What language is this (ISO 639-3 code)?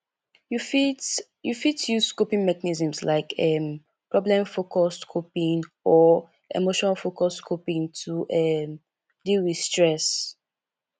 pcm